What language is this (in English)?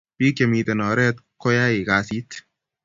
Kalenjin